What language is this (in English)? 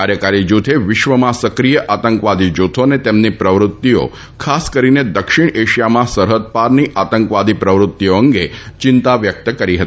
Gujarati